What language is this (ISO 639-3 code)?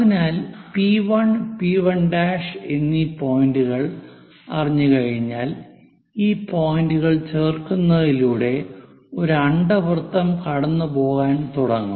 mal